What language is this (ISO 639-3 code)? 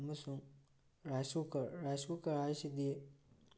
mni